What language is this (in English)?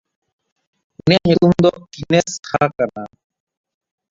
Santali